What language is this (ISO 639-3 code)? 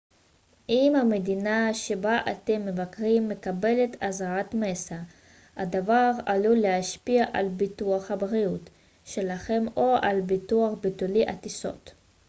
heb